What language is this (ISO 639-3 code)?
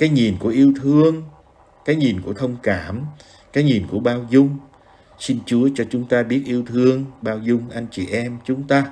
vie